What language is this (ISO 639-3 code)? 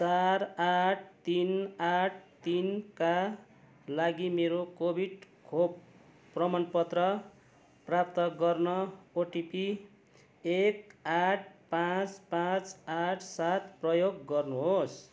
nep